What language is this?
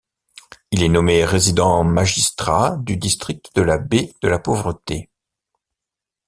French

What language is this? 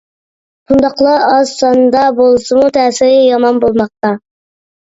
Uyghur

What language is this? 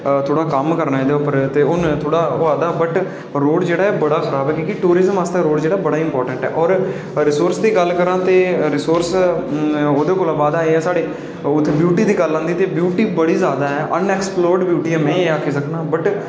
Dogri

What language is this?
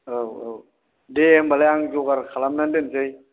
Bodo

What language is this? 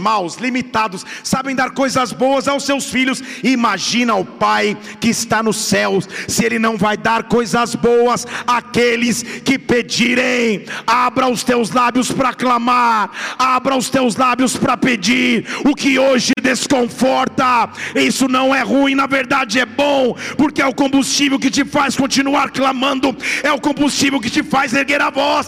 Portuguese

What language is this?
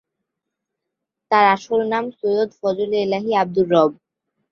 Bangla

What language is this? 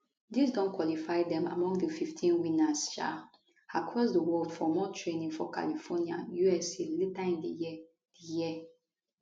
Nigerian Pidgin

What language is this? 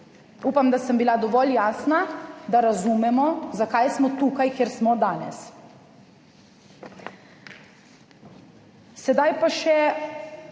Slovenian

